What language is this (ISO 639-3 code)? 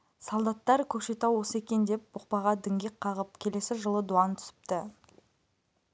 kaz